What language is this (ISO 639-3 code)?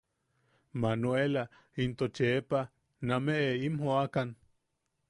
yaq